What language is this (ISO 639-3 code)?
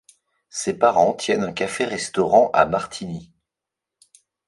fra